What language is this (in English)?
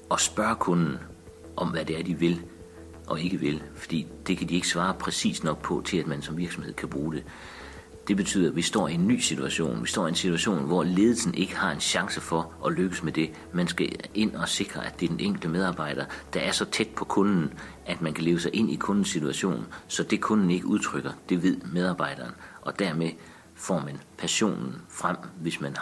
Danish